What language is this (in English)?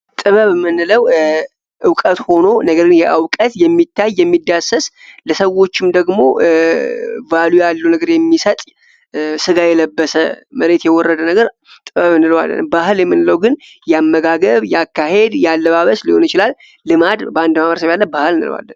Amharic